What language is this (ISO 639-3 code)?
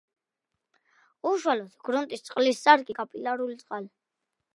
kat